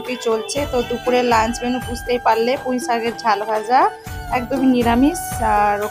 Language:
Bangla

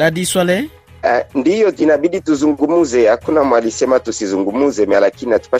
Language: Swahili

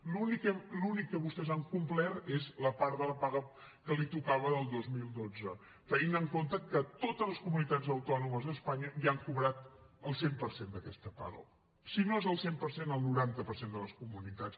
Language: Catalan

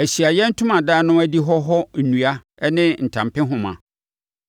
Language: Akan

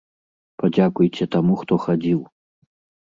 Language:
Belarusian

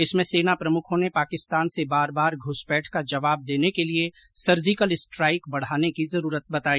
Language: Hindi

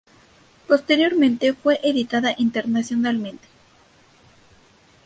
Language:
Spanish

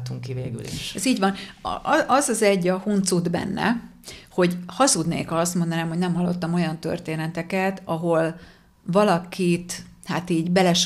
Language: Hungarian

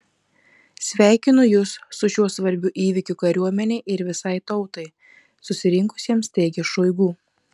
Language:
Lithuanian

